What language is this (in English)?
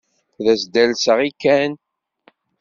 Kabyle